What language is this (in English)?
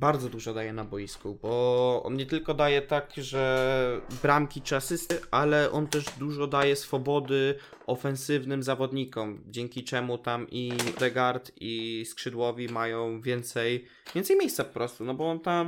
Polish